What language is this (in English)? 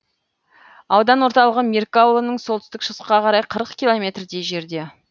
Kazakh